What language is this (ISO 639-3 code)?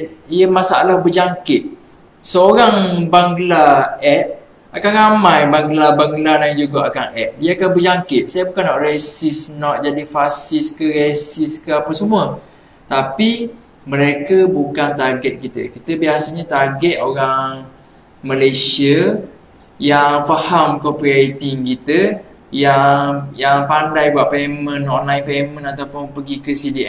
msa